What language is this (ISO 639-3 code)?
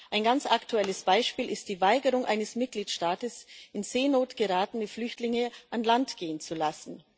deu